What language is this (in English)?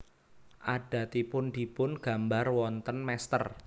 Javanese